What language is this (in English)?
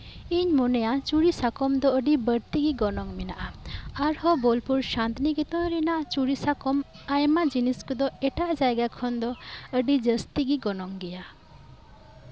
Santali